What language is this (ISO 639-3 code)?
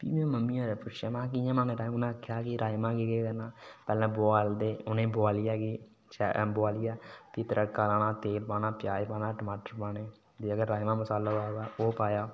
doi